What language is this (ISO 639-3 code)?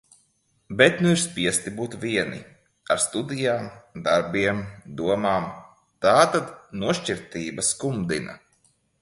lav